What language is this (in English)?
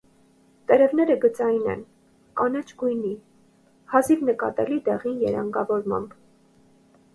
Armenian